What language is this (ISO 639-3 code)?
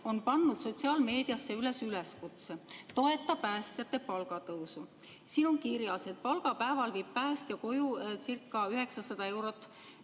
est